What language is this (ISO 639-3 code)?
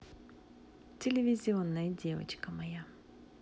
rus